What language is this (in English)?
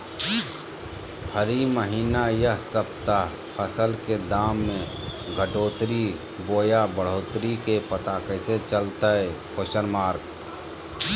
Magahi